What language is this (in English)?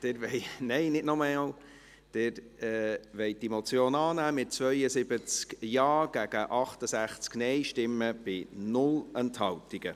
Swiss German